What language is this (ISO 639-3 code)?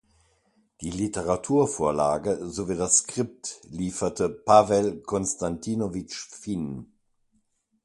deu